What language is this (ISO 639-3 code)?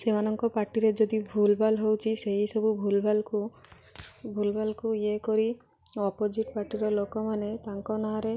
ori